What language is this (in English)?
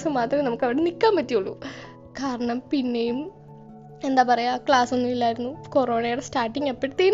Malayalam